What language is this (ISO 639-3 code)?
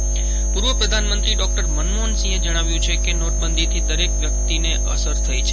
guj